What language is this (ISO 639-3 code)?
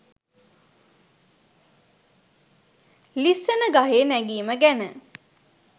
sin